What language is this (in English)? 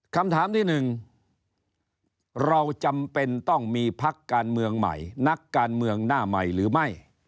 Thai